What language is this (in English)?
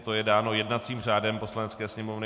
Czech